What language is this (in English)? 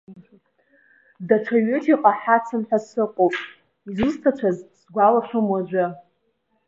Abkhazian